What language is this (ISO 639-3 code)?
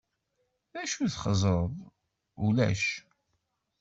kab